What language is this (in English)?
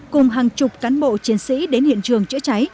Vietnamese